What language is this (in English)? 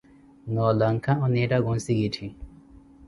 Koti